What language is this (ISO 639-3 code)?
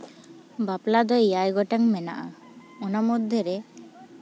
sat